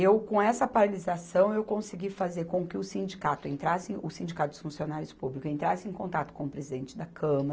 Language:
Portuguese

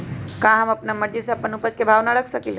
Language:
Magahi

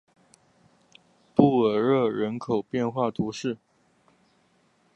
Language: Chinese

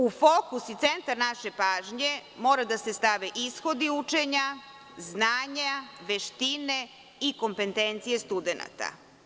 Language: Serbian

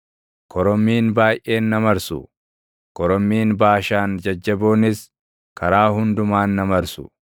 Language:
Oromo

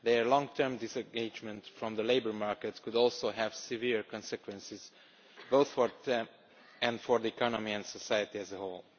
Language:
English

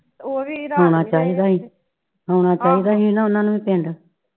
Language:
Punjabi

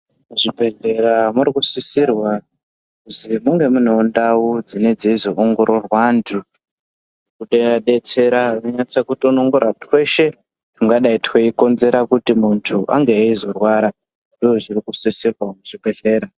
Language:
Ndau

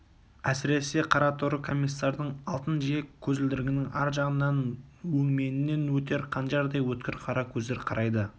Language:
Kazakh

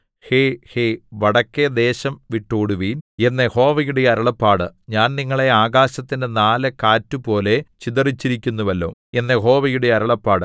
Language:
Malayalam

